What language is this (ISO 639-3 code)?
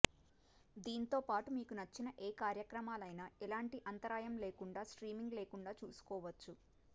tel